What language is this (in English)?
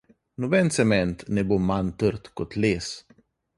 Slovenian